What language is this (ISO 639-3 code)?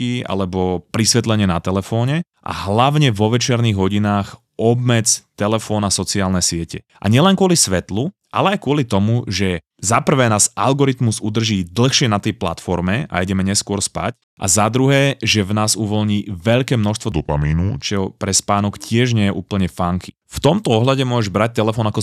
slk